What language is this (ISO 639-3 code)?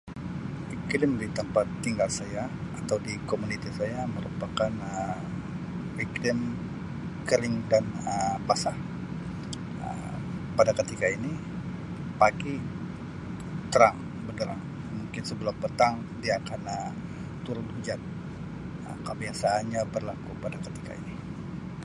msi